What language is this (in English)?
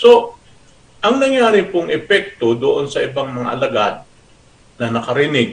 Filipino